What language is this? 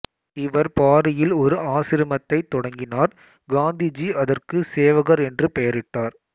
Tamil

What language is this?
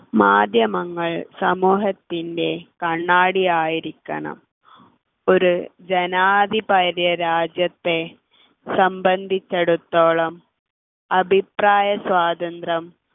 Malayalam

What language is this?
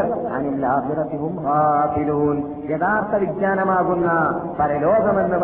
Malayalam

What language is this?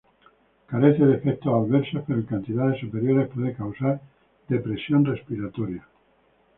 Spanish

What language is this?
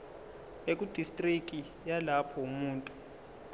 Zulu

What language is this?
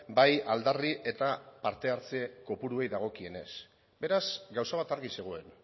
Basque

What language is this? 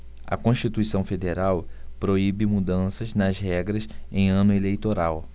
Portuguese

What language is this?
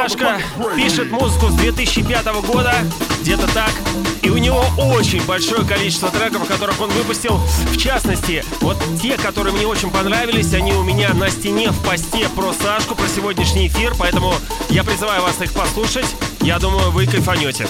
Russian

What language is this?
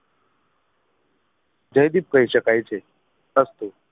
Gujarati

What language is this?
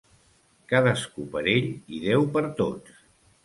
Catalan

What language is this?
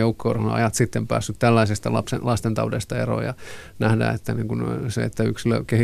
Finnish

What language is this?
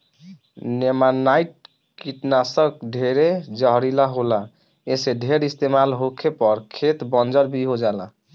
Bhojpuri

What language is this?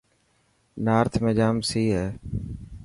Dhatki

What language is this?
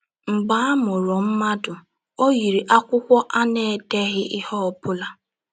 Igbo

